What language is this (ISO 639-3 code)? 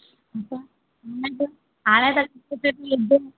snd